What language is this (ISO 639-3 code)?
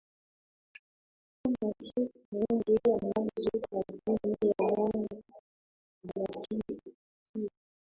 swa